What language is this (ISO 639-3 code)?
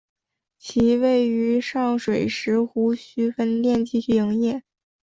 zho